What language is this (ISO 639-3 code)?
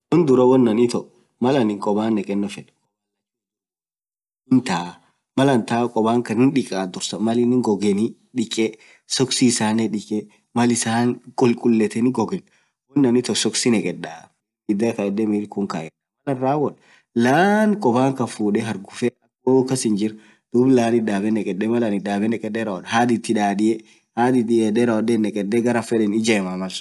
orc